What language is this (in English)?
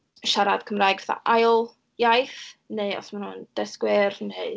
Welsh